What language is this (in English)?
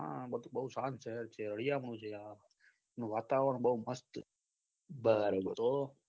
Gujarati